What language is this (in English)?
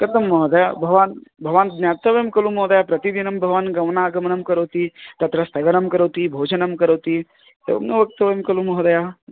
Sanskrit